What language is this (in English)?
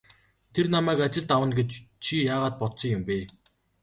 Mongolian